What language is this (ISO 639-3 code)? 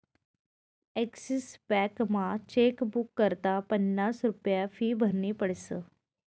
mar